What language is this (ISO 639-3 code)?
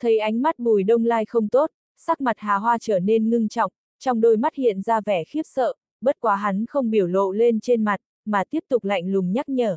vie